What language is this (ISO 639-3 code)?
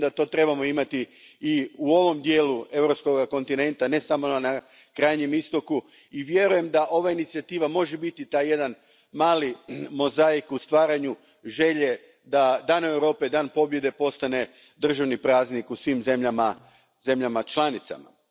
hrv